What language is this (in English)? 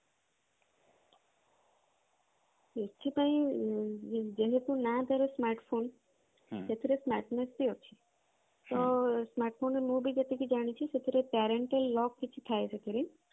Odia